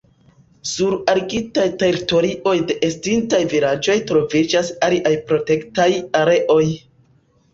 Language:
Esperanto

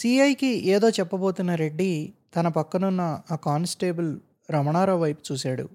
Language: Telugu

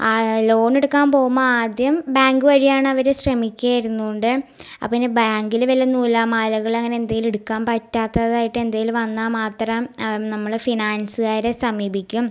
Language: Malayalam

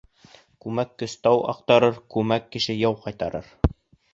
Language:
Bashkir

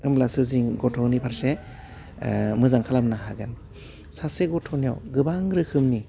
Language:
Bodo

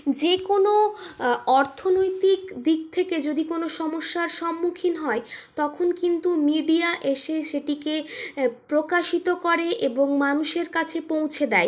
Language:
Bangla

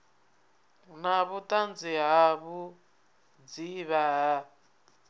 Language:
Venda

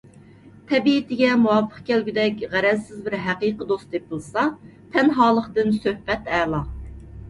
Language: Uyghur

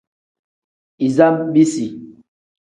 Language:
Tem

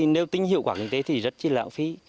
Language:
Vietnamese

